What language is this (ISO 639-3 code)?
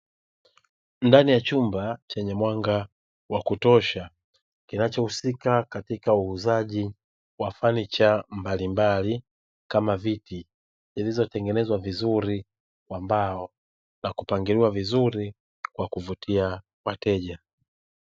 swa